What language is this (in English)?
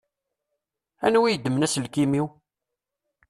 Kabyle